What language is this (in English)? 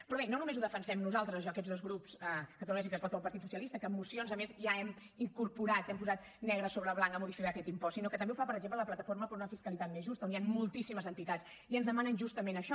Catalan